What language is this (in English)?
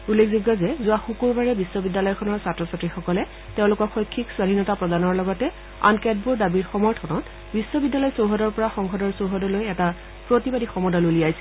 Assamese